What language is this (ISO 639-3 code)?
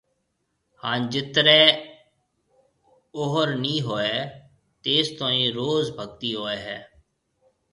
mve